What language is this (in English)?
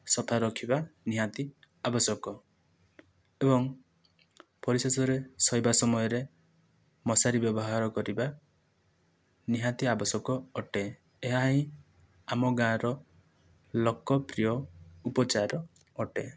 Odia